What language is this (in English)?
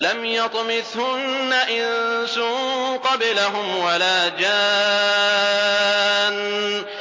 Arabic